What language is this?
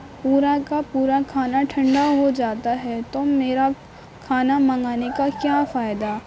Urdu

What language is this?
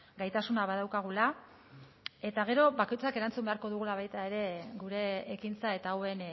Basque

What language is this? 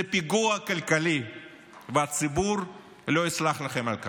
Hebrew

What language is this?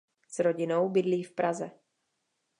Czech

